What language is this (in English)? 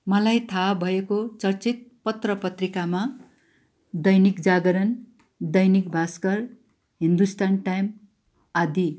Nepali